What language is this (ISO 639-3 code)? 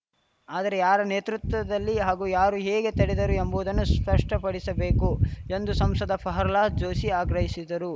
kan